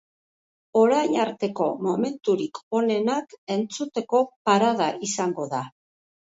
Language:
Basque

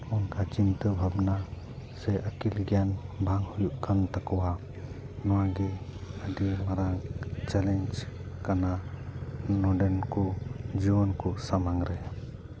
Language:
Santali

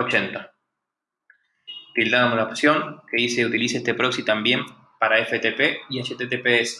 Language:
Spanish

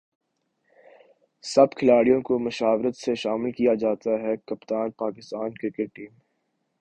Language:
Urdu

